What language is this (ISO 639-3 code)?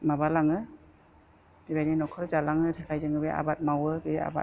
brx